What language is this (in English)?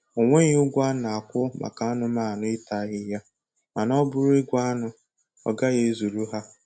Igbo